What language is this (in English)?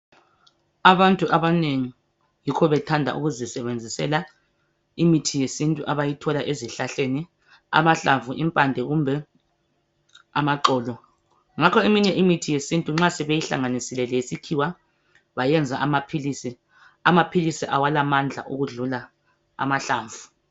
North Ndebele